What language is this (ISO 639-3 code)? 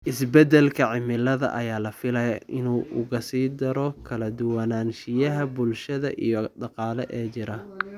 som